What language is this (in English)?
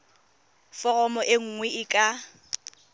Tswana